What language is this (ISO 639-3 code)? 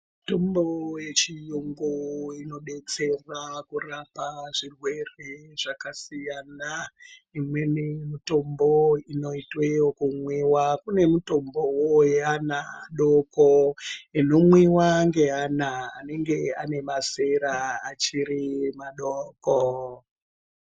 ndc